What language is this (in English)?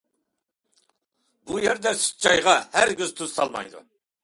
Uyghur